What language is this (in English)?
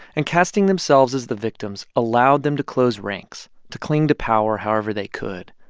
English